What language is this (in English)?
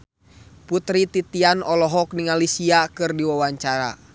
Sundanese